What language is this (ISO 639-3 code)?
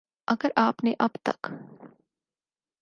urd